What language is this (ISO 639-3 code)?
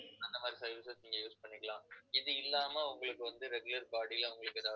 tam